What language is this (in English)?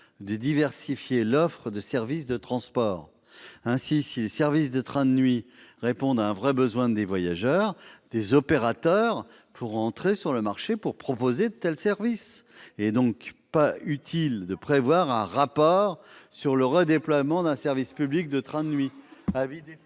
French